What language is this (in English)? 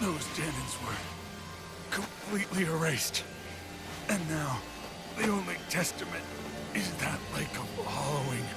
English